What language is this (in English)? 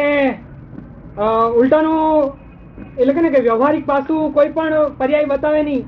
Gujarati